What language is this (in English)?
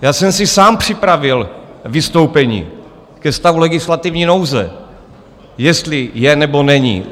Czech